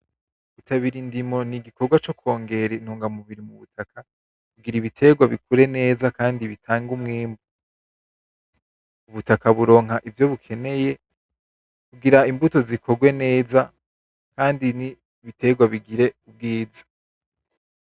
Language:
Rundi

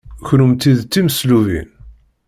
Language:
Kabyle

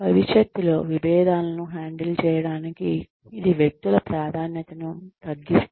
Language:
Telugu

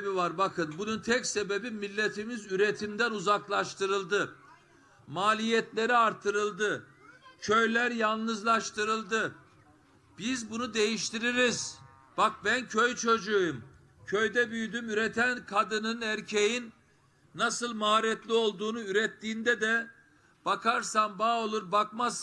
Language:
Turkish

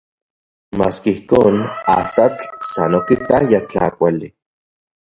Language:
Central Puebla Nahuatl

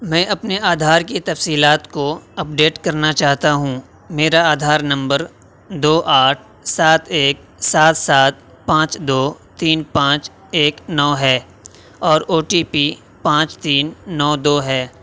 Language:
Urdu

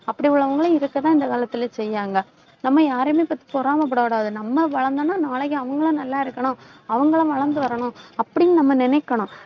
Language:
Tamil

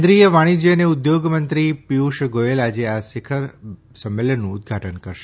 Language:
Gujarati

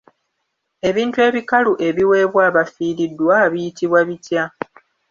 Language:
Ganda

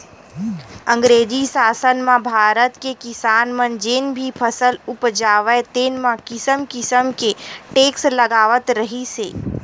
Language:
Chhattisgarhi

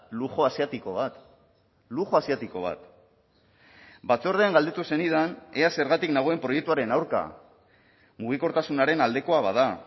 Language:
Basque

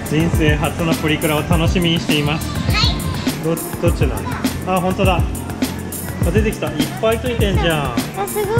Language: Japanese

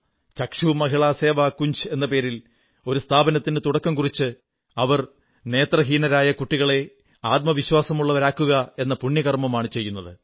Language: Malayalam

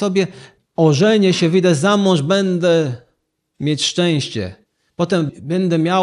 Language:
Polish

